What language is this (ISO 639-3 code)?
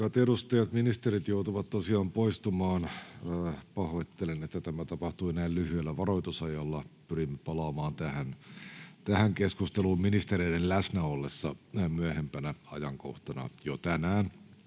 fin